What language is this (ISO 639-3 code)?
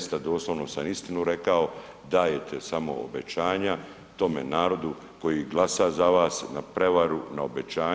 hrv